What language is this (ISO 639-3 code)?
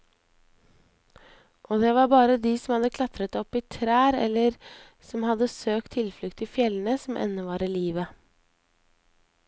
nor